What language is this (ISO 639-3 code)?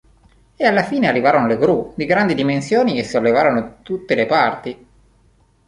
ita